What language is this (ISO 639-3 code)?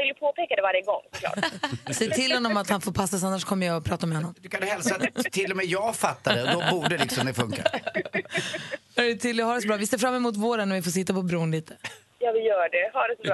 swe